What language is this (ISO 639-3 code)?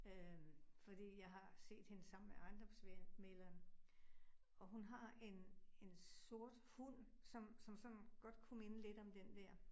dan